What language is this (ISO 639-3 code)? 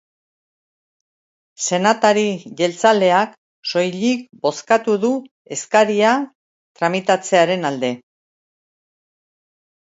eus